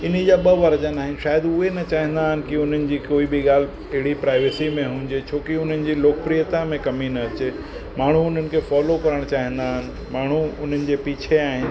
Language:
Sindhi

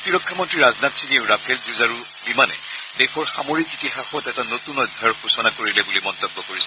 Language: Assamese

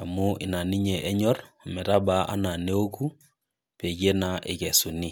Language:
Masai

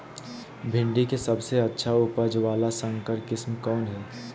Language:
Magahi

